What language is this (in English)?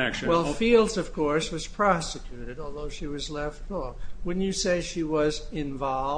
English